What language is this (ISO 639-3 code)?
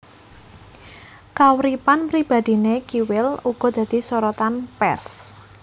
jav